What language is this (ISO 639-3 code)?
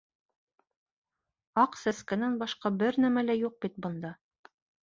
bak